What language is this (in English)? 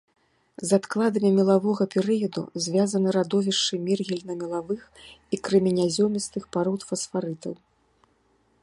Belarusian